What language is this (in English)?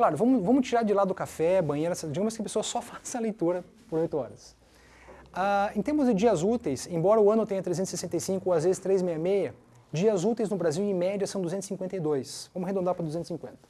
Portuguese